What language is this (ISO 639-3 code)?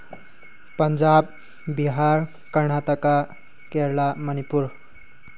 mni